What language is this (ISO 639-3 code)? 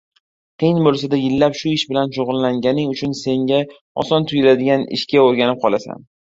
uzb